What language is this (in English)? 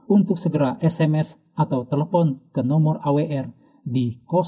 Indonesian